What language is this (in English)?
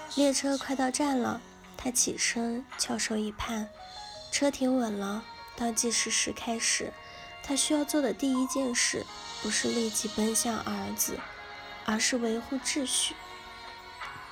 Chinese